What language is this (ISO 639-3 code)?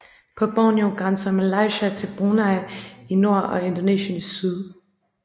dan